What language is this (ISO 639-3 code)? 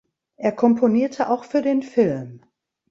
deu